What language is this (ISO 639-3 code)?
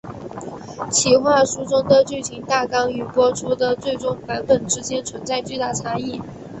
zho